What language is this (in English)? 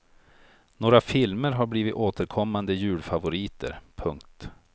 Swedish